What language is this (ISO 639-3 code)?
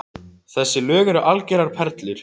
isl